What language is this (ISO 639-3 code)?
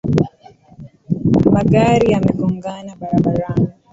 swa